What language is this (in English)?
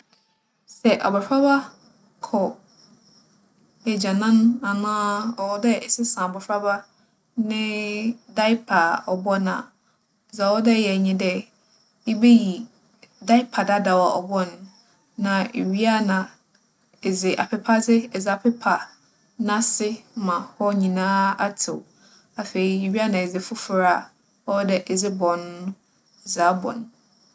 Akan